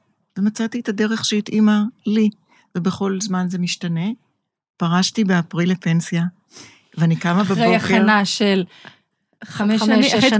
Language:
Hebrew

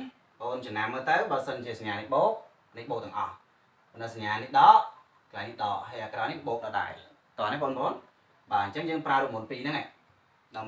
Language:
Vietnamese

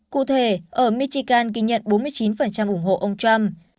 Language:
Vietnamese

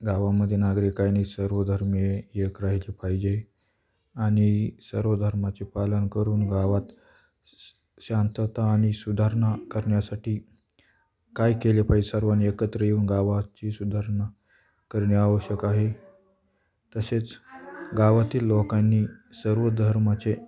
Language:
Marathi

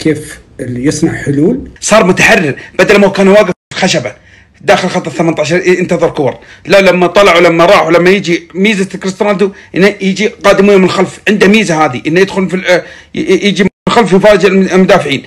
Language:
Arabic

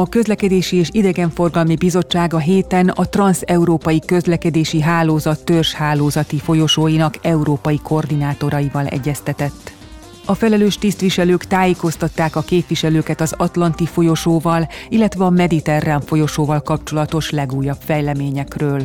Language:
Hungarian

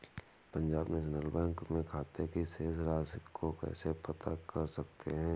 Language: Hindi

